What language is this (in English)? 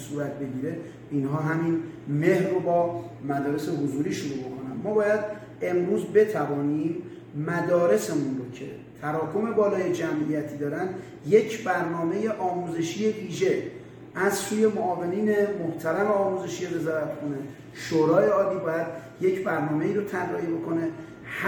Persian